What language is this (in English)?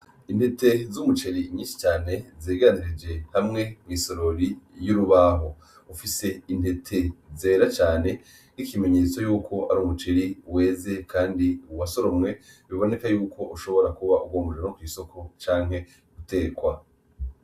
Rundi